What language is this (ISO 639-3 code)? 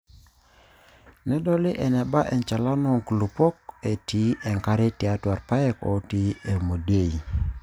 mas